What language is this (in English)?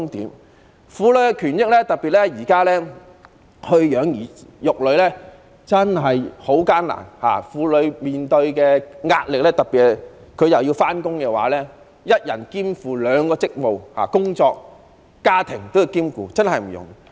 Cantonese